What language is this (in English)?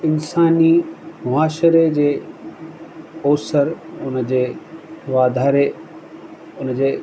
Sindhi